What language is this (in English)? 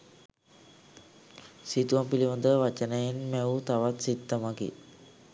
Sinhala